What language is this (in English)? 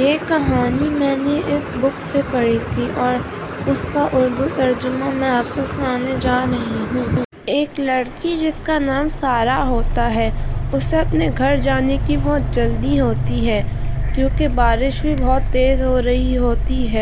Urdu